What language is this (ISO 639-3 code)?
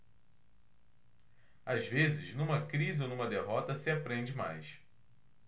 por